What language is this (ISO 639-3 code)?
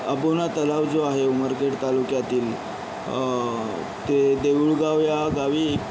mar